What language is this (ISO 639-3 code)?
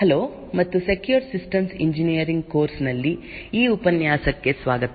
kan